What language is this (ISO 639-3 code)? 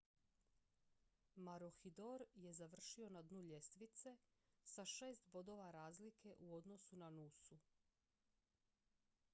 hrv